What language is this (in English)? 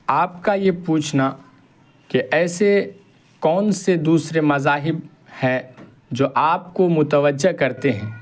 Urdu